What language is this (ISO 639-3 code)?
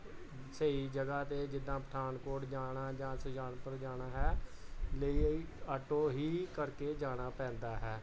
pan